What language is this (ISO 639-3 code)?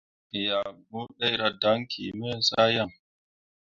mua